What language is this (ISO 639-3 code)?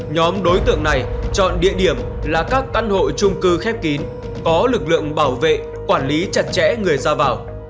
vie